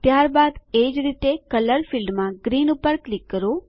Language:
Gujarati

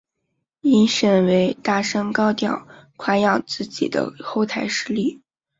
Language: Chinese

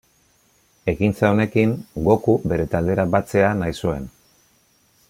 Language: Basque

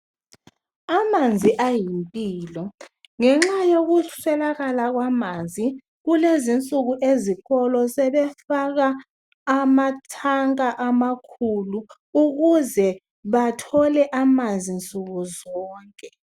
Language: North Ndebele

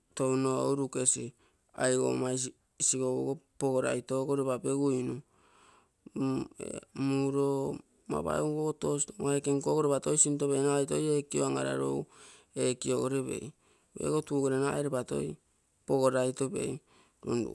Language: Bondei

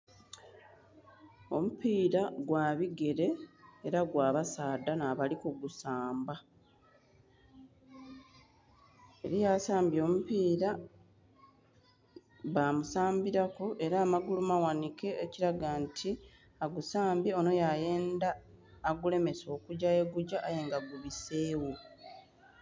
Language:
Soga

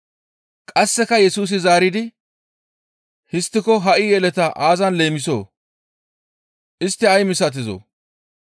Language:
Gamo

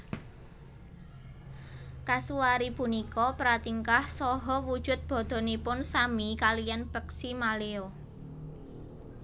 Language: Javanese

